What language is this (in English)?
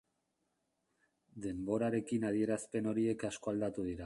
Basque